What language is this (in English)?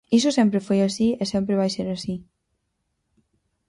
Galician